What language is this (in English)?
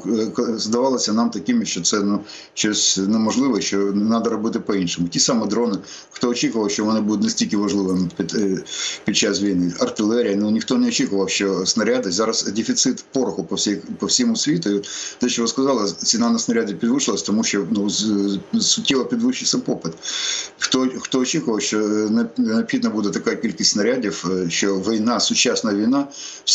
Ukrainian